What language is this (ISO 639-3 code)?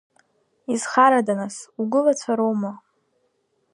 abk